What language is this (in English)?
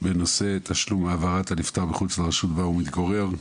Hebrew